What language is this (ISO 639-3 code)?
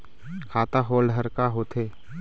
hne